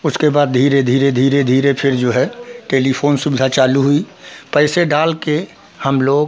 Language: Hindi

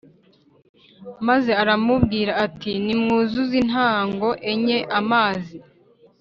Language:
Kinyarwanda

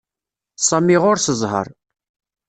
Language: Kabyle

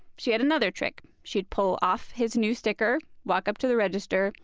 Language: English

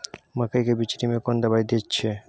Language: Maithili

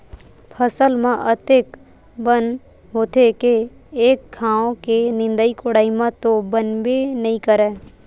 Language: Chhattisgarhi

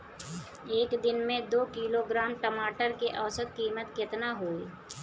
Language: Bhojpuri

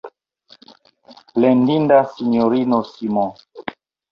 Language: Esperanto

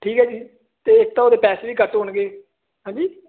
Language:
Punjabi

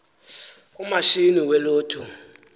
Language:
Xhosa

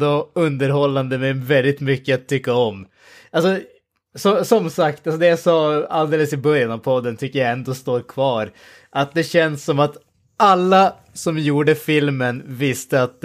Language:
Swedish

